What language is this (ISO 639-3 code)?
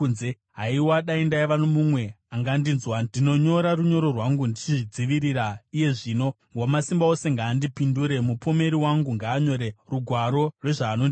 sna